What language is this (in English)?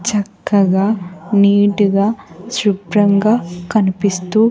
Telugu